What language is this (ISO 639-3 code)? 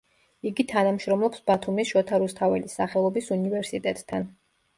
kat